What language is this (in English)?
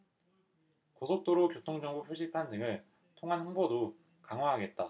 Korean